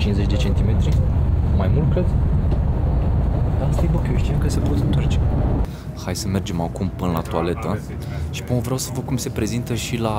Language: Romanian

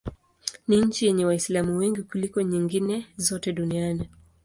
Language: Swahili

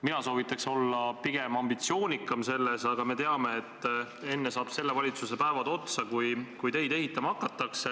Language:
Estonian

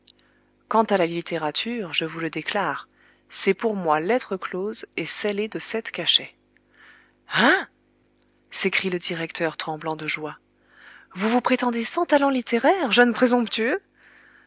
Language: French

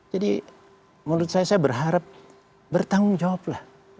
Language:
Indonesian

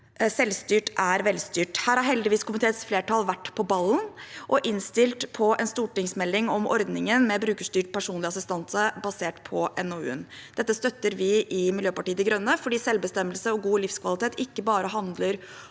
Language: Norwegian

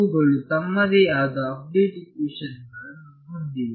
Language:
Kannada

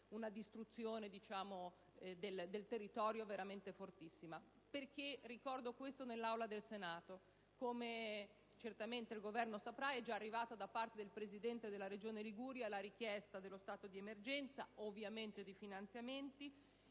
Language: Italian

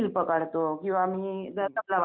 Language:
Marathi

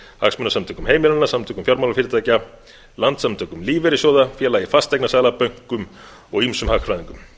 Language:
Icelandic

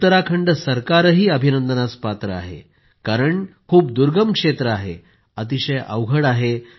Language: Marathi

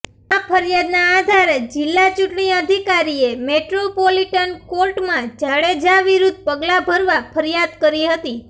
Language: Gujarati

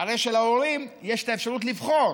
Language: Hebrew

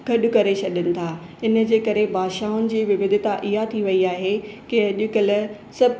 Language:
Sindhi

